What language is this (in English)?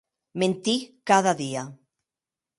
Occitan